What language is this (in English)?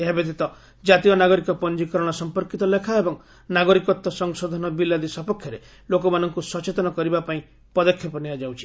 Odia